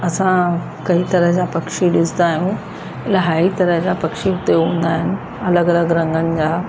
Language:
Sindhi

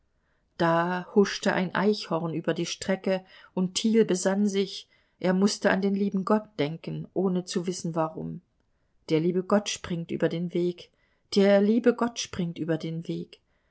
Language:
German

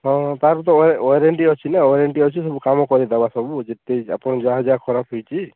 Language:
Odia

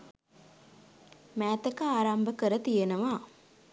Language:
Sinhala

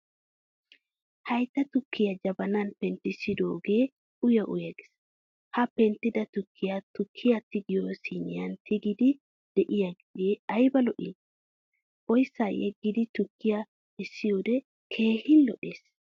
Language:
Wolaytta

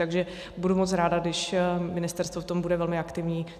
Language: Czech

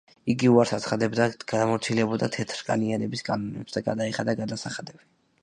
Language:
Georgian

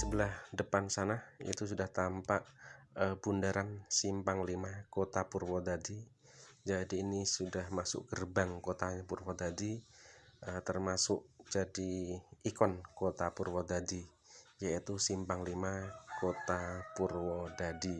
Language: Indonesian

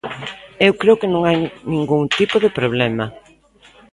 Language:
Galician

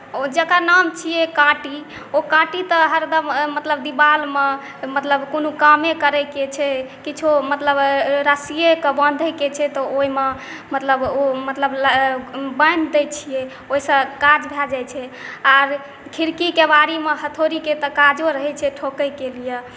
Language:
Maithili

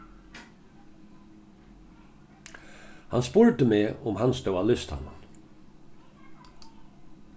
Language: Faroese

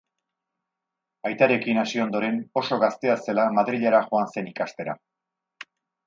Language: Basque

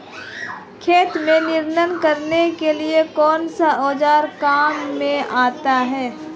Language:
Hindi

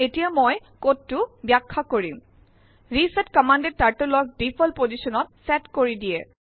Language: Assamese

